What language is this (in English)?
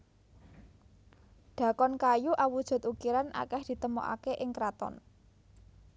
Javanese